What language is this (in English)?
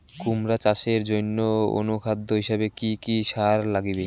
Bangla